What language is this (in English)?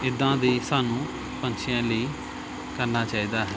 Punjabi